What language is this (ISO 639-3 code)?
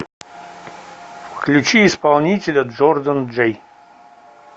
rus